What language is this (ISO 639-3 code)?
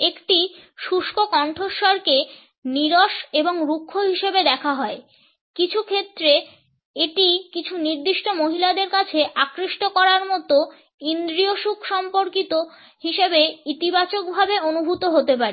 ben